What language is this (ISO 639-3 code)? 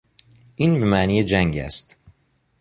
fas